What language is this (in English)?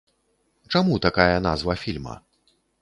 Belarusian